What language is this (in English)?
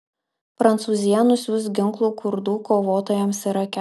Lithuanian